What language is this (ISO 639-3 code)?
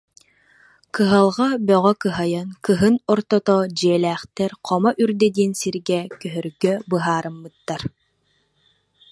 sah